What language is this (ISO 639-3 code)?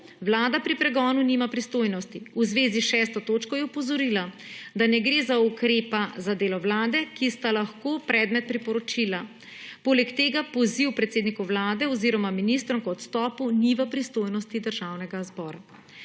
slv